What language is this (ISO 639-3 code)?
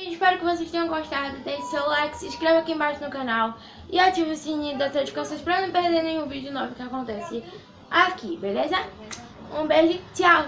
por